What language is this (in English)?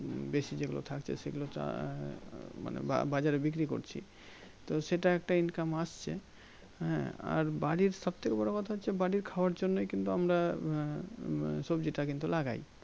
Bangla